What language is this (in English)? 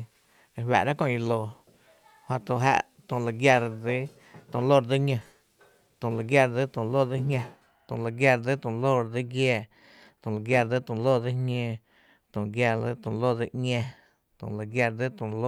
Tepinapa Chinantec